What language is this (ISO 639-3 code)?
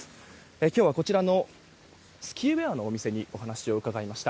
jpn